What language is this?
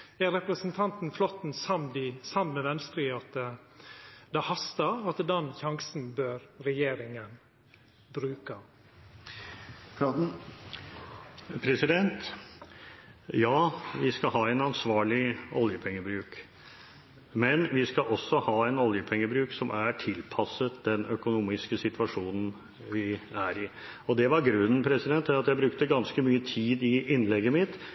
Norwegian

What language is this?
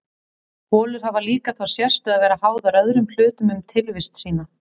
Icelandic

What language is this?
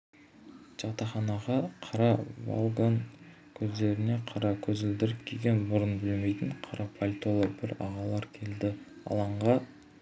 Kazakh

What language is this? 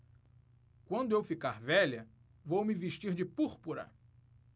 Portuguese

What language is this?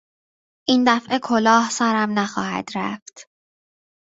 Persian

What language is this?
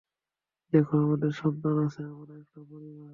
Bangla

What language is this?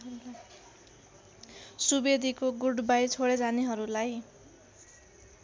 Nepali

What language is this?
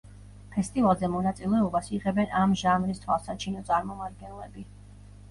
Georgian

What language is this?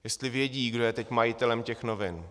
Czech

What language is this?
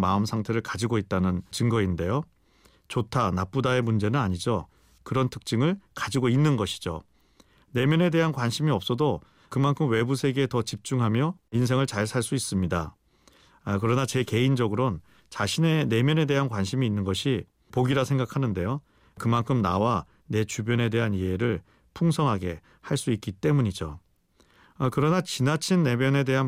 Korean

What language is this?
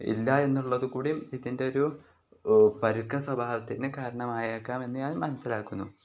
Malayalam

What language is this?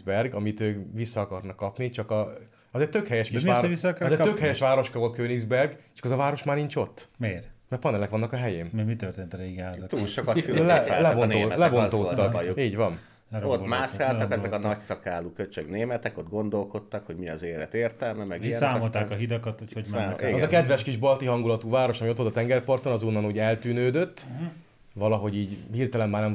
Hungarian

